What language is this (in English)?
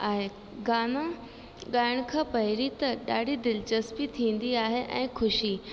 Sindhi